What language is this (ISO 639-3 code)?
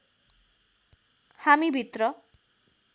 nep